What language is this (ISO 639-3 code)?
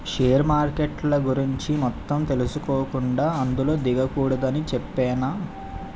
tel